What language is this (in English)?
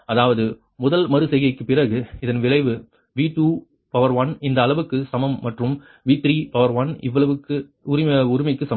Tamil